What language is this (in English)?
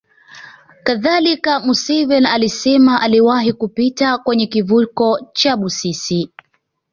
Swahili